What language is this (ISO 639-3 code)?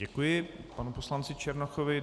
ces